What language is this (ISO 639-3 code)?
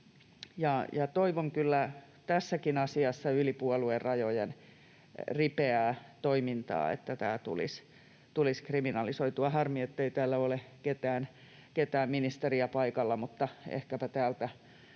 fin